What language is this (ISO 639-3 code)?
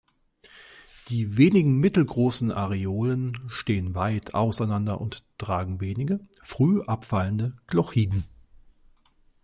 deu